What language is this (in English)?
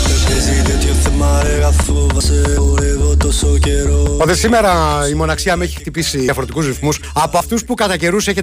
Greek